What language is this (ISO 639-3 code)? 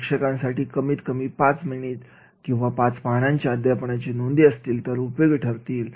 mar